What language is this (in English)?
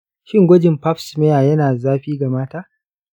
Hausa